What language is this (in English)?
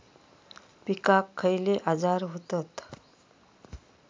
Marathi